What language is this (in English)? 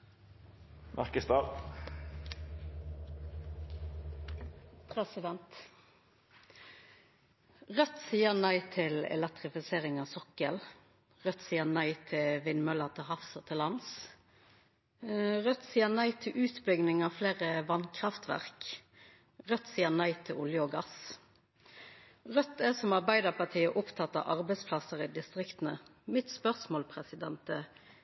Norwegian Nynorsk